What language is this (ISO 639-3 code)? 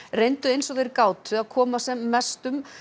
isl